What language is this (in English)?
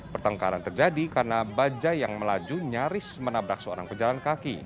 Indonesian